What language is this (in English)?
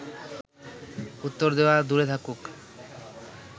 Bangla